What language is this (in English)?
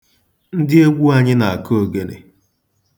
Igbo